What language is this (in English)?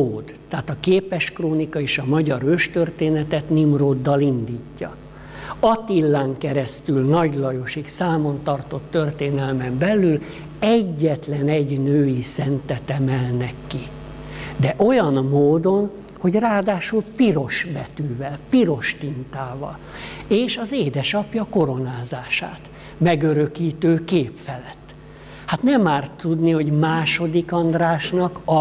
Hungarian